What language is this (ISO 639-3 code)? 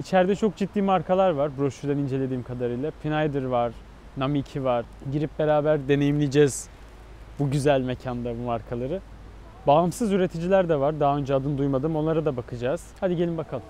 tur